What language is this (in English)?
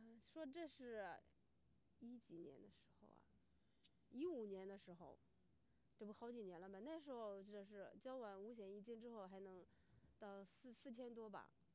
Chinese